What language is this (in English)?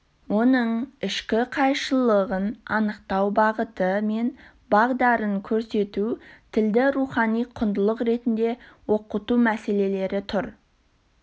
Kazakh